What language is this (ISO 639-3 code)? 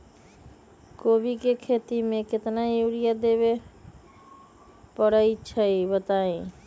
mag